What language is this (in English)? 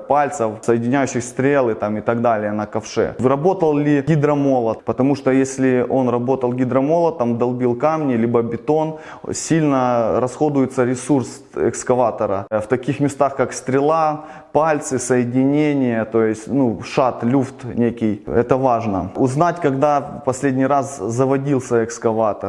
Russian